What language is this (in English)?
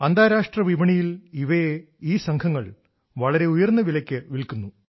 Malayalam